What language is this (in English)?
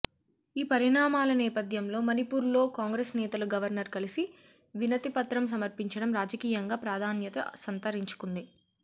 Telugu